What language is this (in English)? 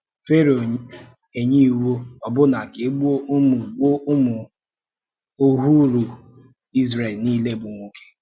Igbo